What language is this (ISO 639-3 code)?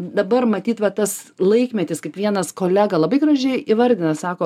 lit